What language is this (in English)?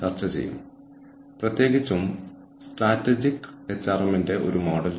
Malayalam